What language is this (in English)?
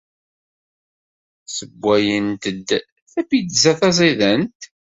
Kabyle